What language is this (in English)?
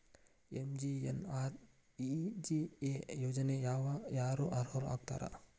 Kannada